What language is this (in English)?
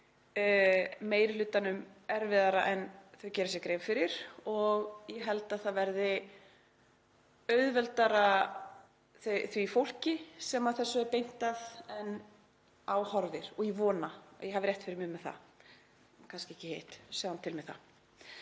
Icelandic